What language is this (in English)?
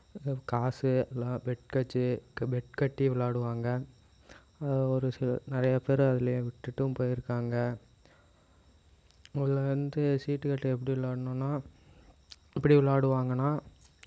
Tamil